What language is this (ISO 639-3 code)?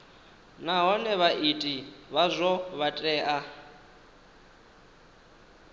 ven